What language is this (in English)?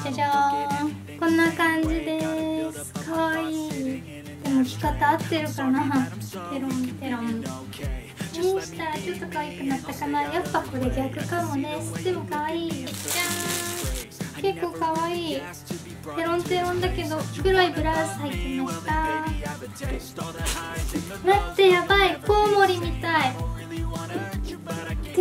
Japanese